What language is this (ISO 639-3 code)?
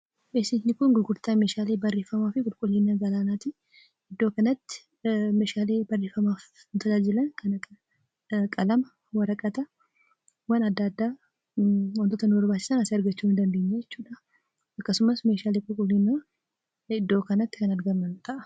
orm